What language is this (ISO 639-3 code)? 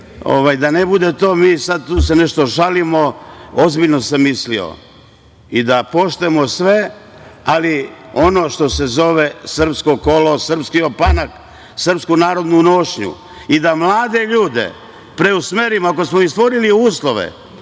srp